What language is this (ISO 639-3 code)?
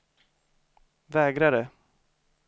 swe